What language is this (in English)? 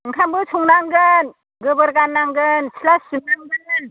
Bodo